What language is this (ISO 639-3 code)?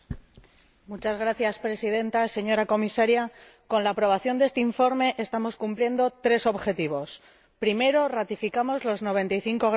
spa